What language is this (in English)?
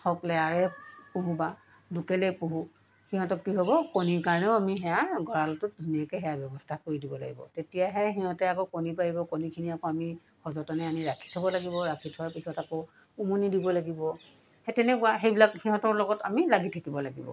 Assamese